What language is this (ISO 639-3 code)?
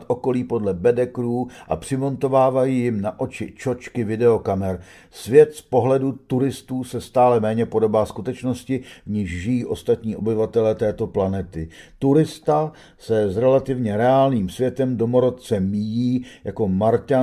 ces